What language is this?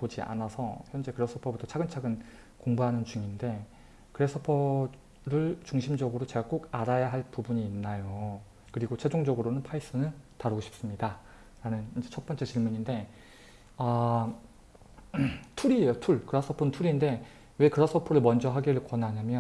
Korean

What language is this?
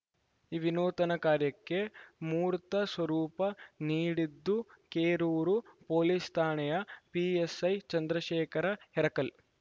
Kannada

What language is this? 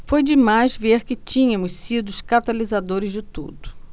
Portuguese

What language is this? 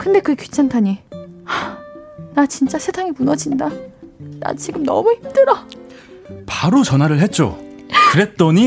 Korean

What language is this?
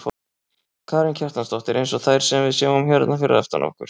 Icelandic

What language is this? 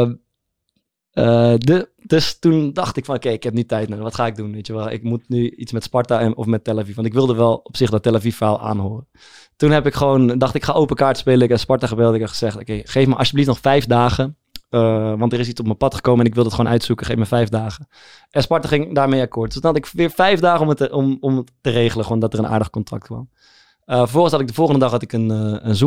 Dutch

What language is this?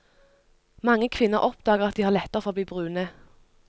Norwegian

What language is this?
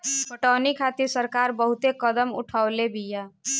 Bhojpuri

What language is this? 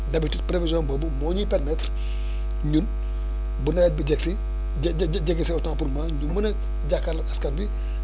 Wolof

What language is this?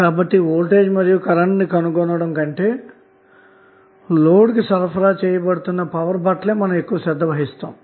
Telugu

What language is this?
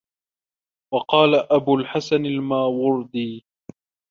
Arabic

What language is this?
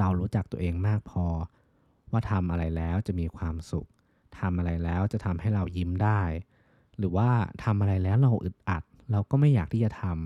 Thai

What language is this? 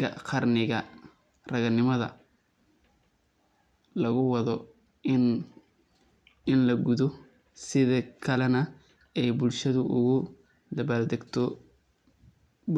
Somali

